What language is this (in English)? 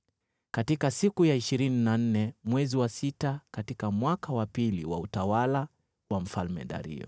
Swahili